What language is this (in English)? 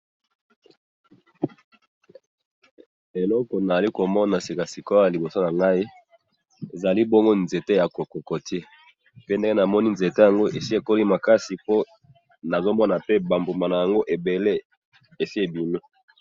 Lingala